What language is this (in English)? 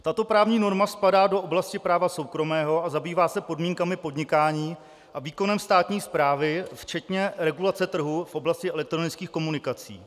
Czech